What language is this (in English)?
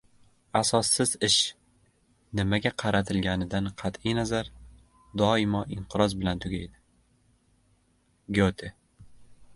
Uzbek